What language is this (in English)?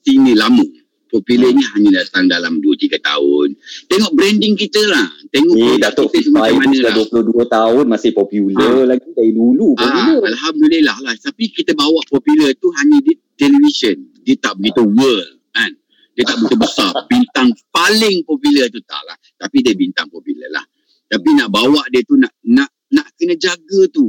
Malay